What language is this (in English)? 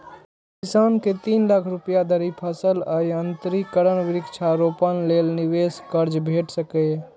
Maithili